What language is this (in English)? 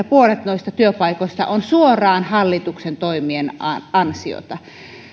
Finnish